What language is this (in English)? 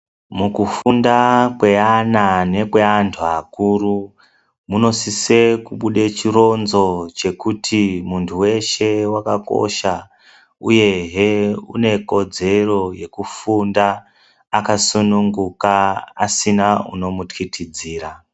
Ndau